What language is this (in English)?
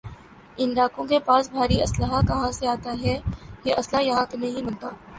Urdu